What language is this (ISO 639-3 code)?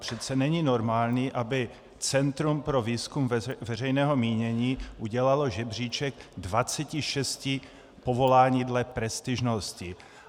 ces